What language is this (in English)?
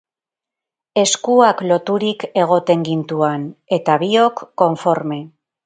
Basque